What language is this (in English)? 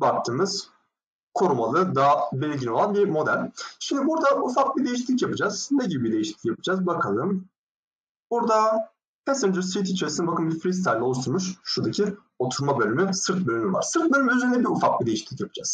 Turkish